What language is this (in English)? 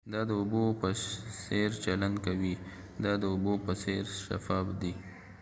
Pashto